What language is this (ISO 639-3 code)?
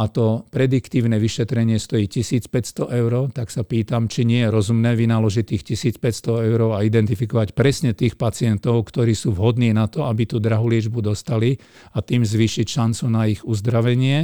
slk